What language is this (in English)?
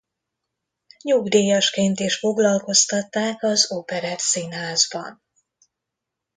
Hungarian